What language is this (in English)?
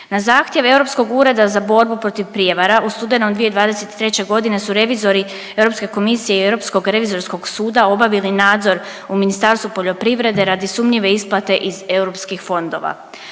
Croatian